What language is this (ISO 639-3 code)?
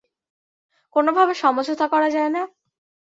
ben